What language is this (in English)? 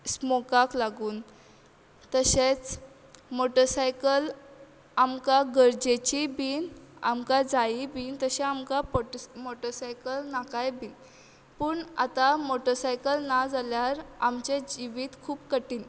Konkani